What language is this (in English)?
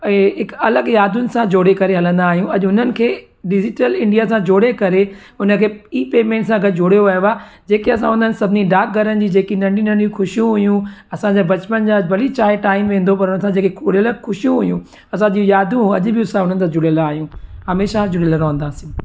Sindhi